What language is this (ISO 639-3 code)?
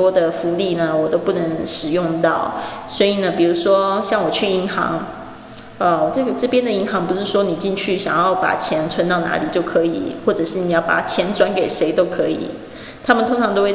zho